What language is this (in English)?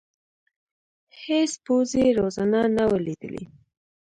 Pashto